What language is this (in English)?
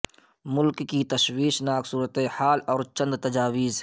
Urdu